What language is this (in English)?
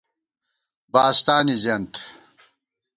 Gawar-Bati